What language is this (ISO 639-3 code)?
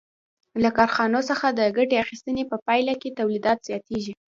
pus